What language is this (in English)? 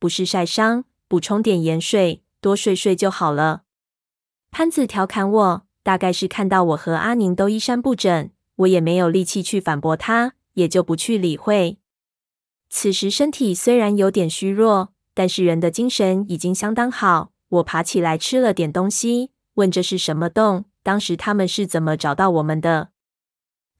Chinese